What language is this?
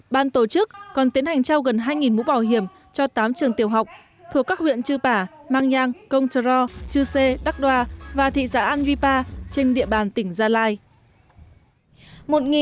Vietnamese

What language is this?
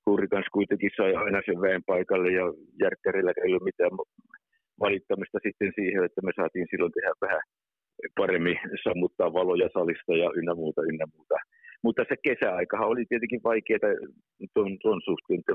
Finnish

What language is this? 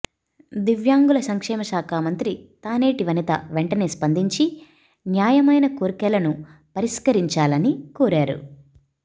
Telugu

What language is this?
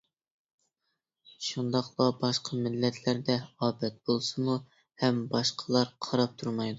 Uyghur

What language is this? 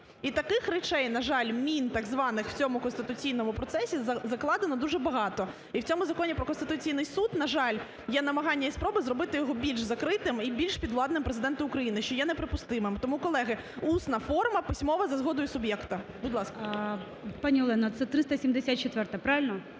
Ukrainian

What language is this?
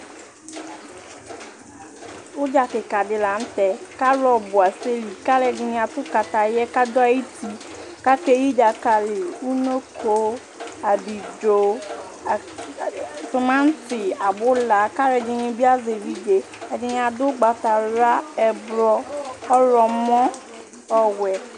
Ikposo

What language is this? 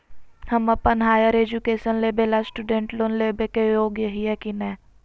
Magahi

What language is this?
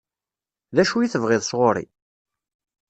Kabyle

